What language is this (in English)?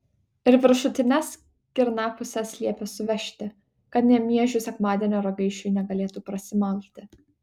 Lithuanian